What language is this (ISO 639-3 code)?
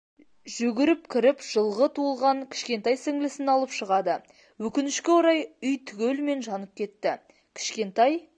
kaz